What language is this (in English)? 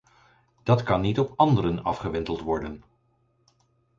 Dutch